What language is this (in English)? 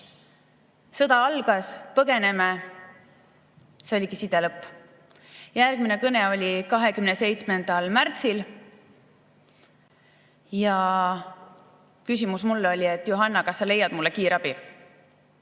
Estonian